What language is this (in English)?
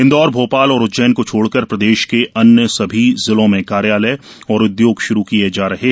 Hindi